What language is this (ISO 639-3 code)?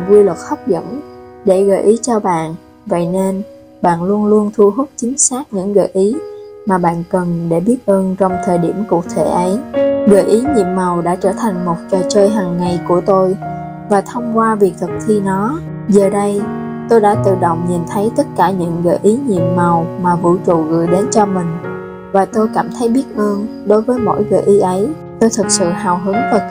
vie